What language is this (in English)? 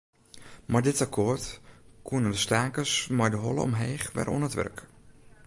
Western Frisian